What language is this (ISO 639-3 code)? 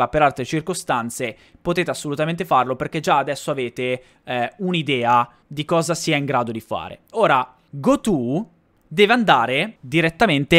ita